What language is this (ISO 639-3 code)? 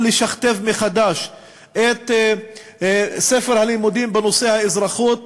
heb